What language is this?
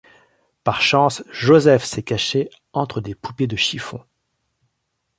French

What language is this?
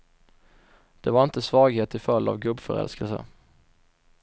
Swedish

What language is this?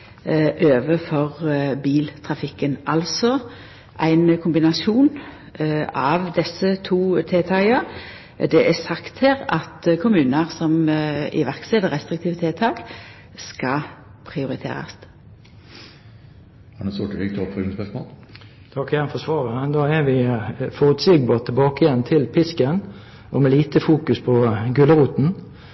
Norwegian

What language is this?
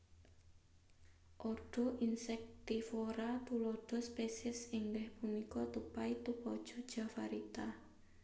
Javanese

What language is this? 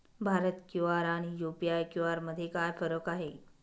Marathi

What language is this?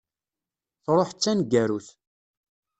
Kabyle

